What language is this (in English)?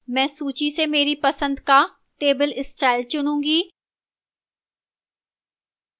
Hindi